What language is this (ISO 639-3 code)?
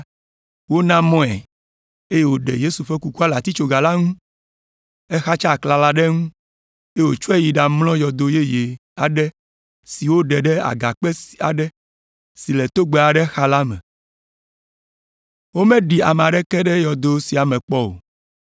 ewe